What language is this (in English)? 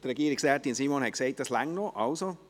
Swiss German